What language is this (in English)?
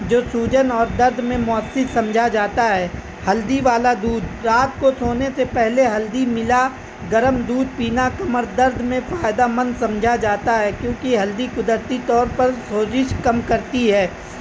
Urdu